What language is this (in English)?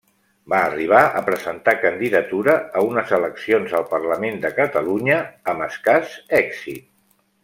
Catalan